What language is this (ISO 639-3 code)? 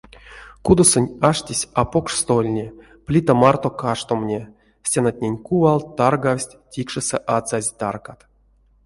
myv